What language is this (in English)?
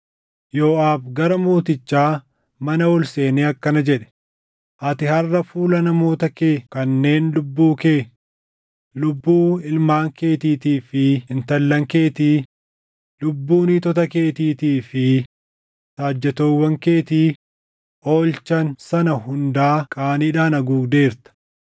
Oromo